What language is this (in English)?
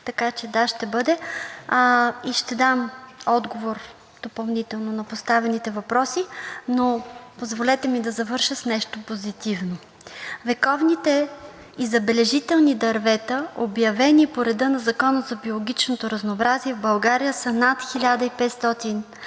Bulgarian